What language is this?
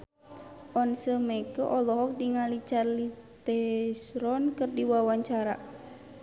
Sundanese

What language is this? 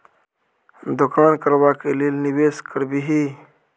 Maithili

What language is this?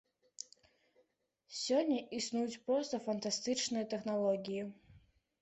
Belarusian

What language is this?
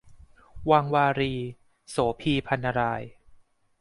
Thai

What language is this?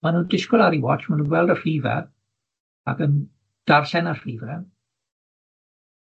Welsh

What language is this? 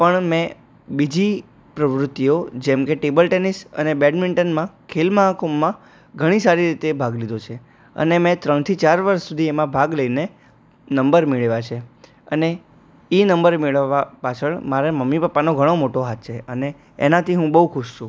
Gujarati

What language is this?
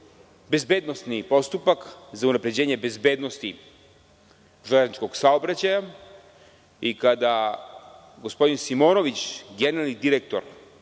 Serbian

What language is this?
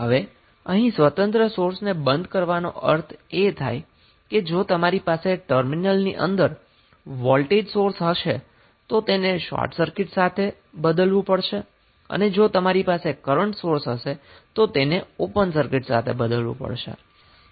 Gujarati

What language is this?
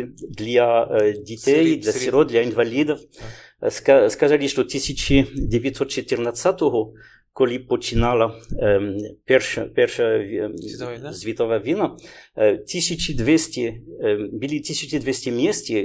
Ukrainian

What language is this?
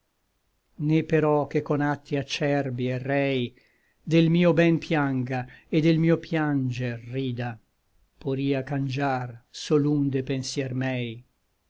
Italian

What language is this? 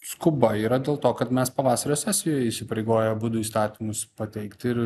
Lithuanian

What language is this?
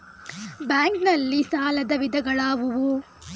Kannada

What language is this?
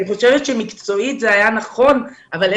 Hebrew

